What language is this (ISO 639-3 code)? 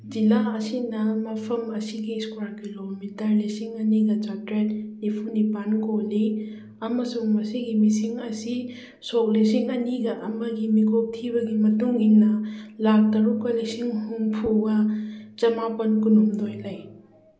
mni